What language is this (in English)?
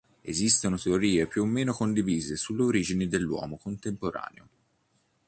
Italian